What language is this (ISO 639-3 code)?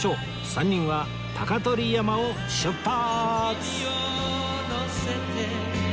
jpn